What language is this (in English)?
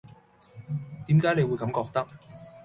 Cantonese